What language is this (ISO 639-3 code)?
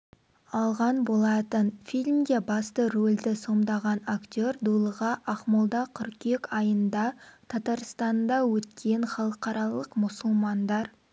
kaz